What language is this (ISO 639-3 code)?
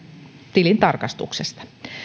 fin